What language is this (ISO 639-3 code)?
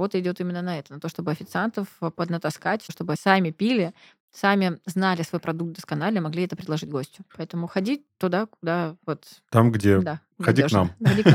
rus